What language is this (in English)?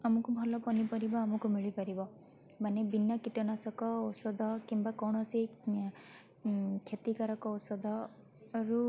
Odia